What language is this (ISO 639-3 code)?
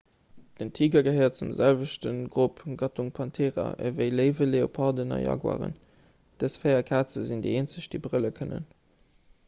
ltz